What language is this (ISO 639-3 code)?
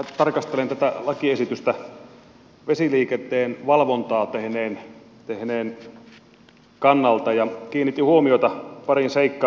fin